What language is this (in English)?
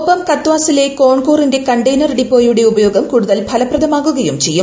Malayalam